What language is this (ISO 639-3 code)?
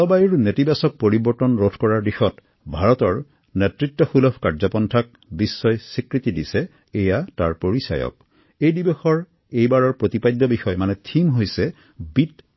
asm